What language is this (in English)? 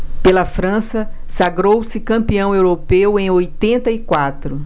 Portuguese